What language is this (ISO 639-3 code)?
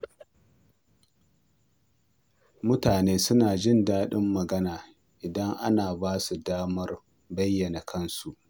hau